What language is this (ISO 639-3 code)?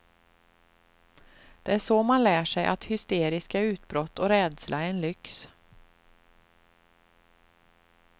swe